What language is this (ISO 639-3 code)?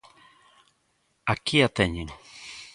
glg